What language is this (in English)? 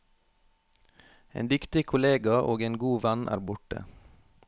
Norwegian